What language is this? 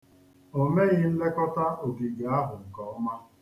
Igbo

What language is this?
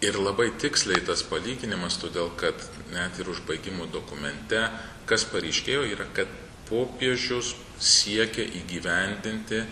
Lithuanian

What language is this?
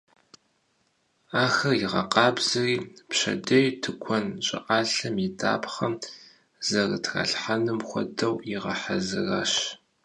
Kabardian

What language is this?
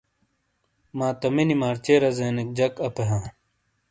Shina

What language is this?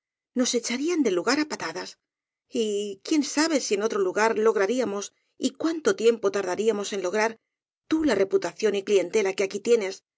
Spanish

